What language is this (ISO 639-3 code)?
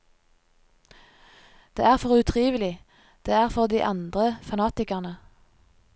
nor